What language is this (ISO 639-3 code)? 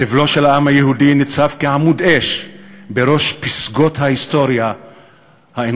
heb